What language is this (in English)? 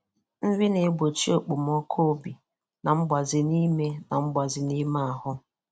Igbo